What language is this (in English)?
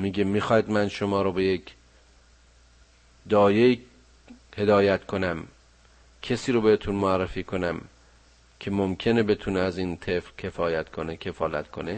Persian